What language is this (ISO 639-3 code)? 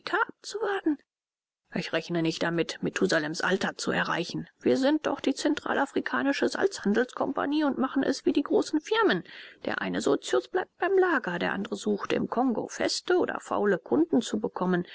deu